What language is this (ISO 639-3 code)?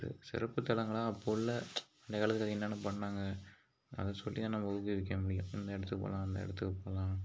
tam